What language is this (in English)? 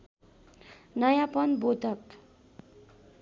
Nepali